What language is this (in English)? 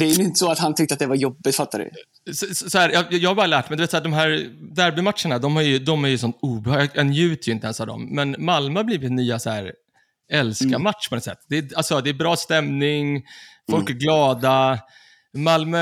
Swedish